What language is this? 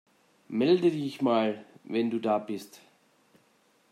German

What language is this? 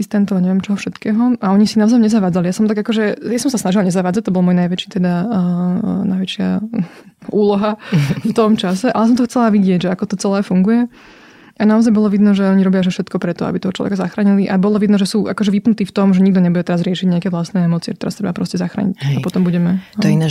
Slovak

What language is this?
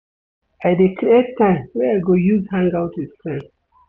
Nigerian Pidgin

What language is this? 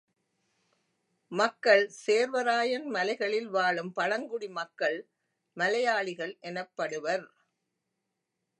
Tamil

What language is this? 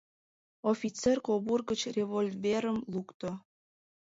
Mari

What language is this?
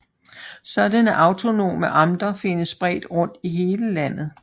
Danish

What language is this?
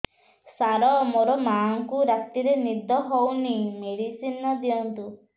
Odia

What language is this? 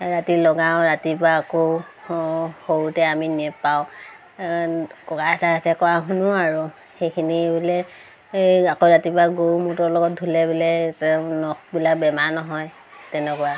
Assamese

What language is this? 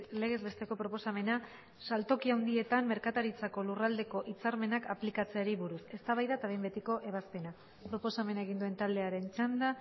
Basque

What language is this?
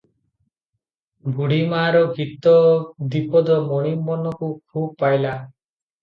Odia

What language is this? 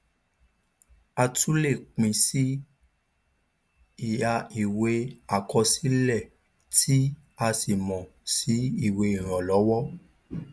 Yoruba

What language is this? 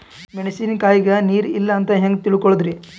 Kannada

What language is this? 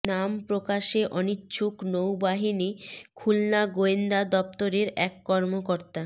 Bangla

